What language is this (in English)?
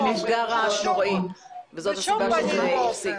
Hebrew